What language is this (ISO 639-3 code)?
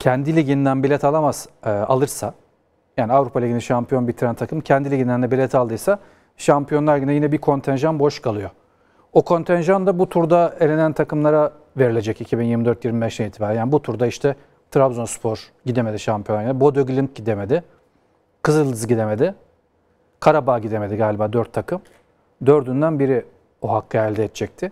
tur